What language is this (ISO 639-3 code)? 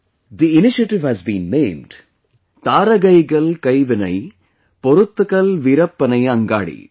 eng